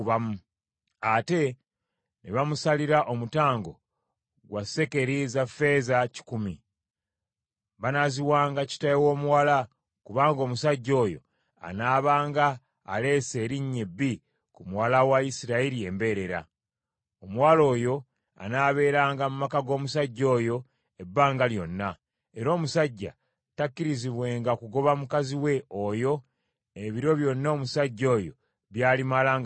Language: Ganda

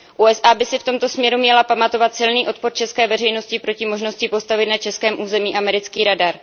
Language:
Czech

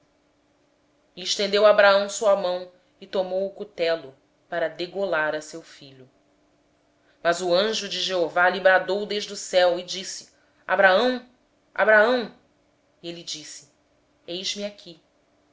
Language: Portuguese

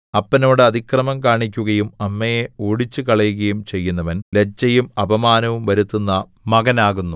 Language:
Malayalam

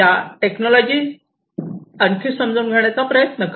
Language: Marathi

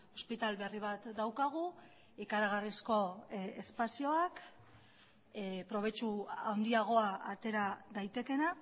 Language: Basque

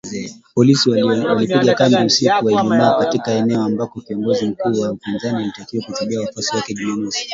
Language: Swahili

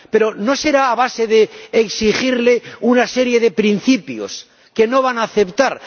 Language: Spanish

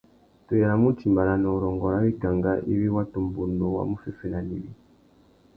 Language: Tuki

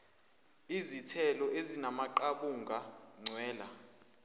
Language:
Zulu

